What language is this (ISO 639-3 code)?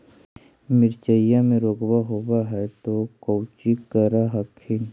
mag